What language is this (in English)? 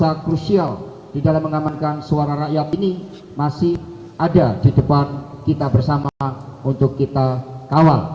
Indonesian